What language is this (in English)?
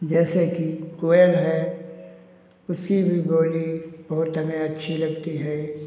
Hindi